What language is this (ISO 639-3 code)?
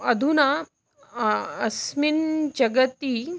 san